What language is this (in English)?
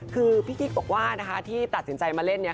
Thai